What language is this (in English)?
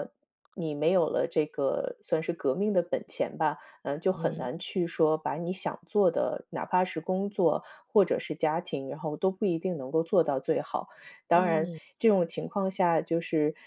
Chinese